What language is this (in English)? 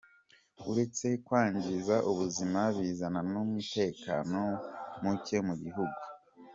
Kinyarwanda